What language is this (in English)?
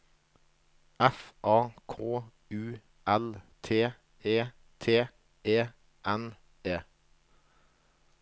Norwegian